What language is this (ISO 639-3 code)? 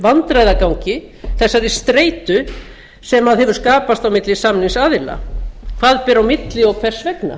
isl